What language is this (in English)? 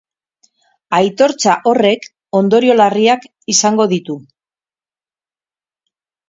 Basque